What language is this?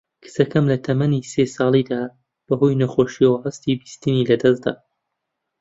Central Kurdish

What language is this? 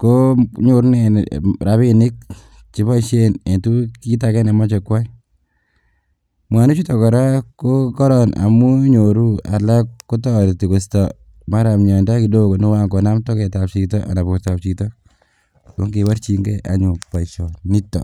Kalenjin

